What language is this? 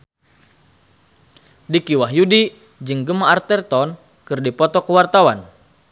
Sundanese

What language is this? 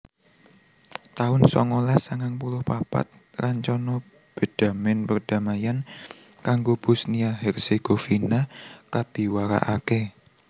Javanese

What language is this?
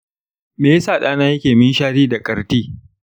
Hausa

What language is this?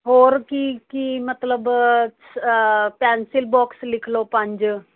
Punjabi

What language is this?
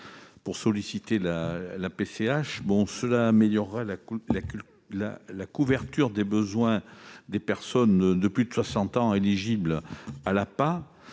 French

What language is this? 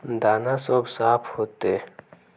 Magahi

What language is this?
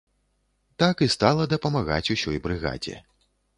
Belarusian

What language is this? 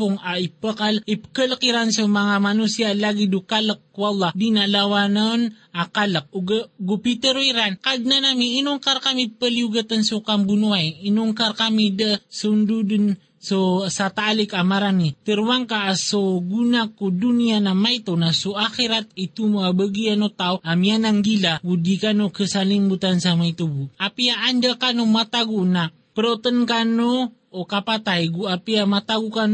Filipino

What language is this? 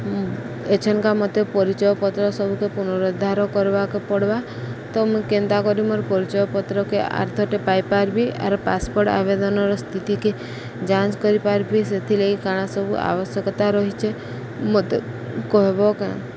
Odia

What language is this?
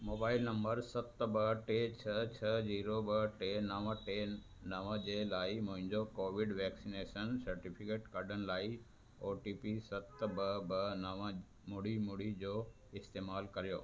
Sindhi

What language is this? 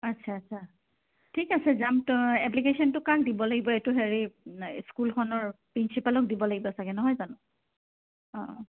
Assamese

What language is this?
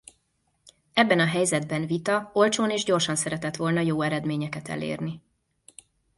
Hungarian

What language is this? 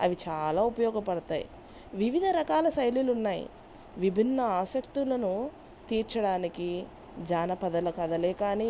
Telugu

